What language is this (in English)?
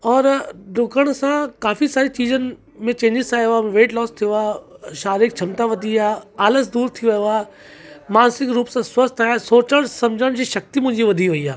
Sindhi